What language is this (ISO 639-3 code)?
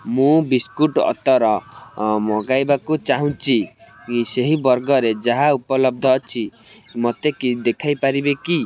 ori